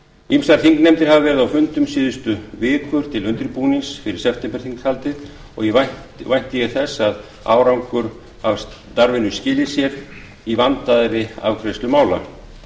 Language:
Icelandic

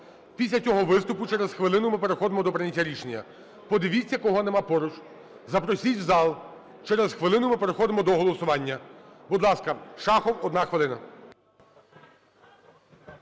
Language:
Ukrainian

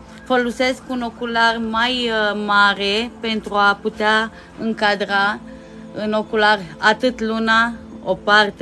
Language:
Romanian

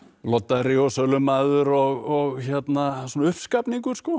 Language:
Icelandic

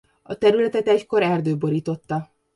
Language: Hungarian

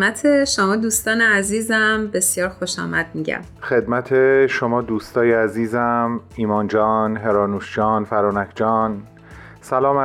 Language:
Persian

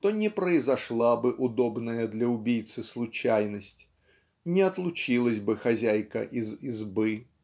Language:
Russian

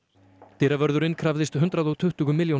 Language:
Icelandic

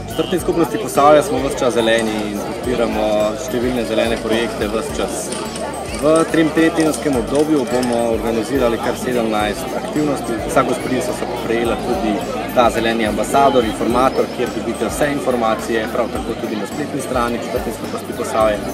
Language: Japanese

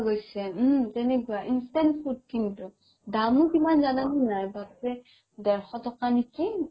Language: Assamese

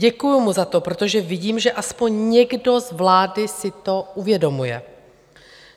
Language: Czech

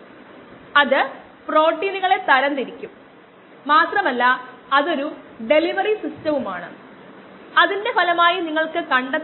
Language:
Malayalam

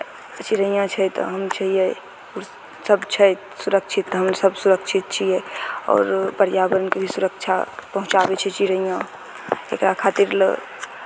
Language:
Maithili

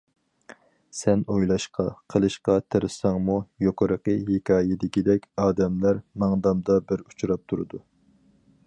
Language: Uyghur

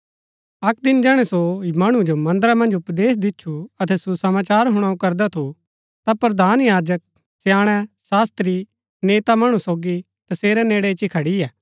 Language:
Gaddi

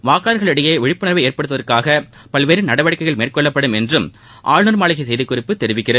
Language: Tamil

